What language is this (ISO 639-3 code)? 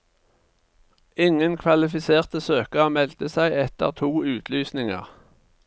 nor